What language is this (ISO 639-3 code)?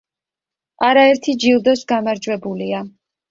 kat